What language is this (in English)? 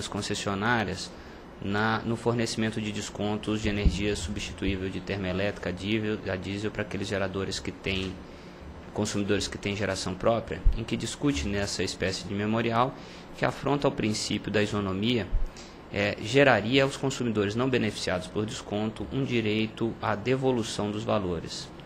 Portuguese